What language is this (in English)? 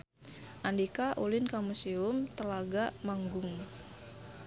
Sundanese